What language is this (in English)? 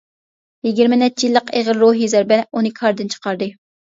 Uyghur